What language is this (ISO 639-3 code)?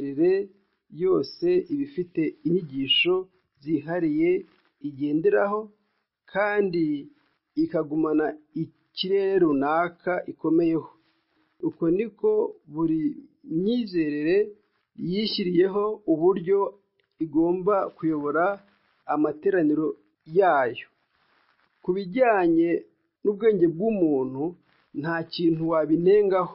swa